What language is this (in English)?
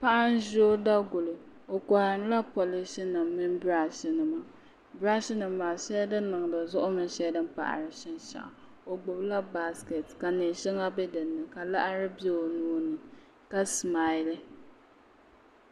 Dagbani